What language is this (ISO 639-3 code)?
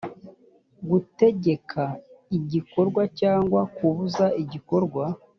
kin